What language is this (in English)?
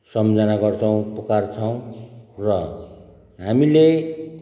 Nepali